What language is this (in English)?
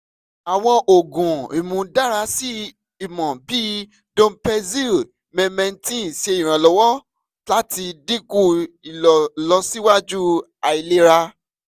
Yoruba